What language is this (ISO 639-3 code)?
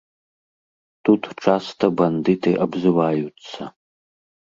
bel